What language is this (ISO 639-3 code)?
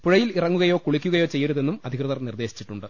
mal